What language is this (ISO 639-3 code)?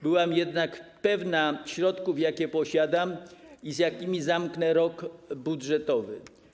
pol